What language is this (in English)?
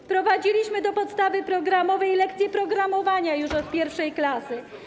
Polish